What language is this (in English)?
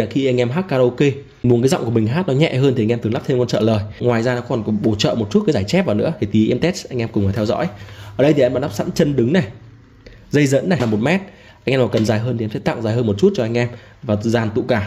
Vietnamese